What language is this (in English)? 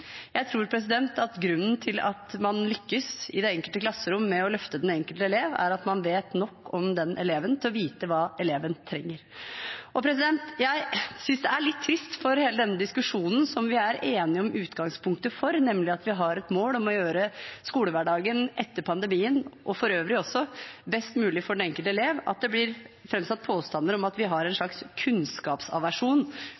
Norwegian Bokmål